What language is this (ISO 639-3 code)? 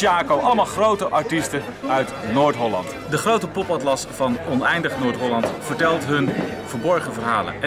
nld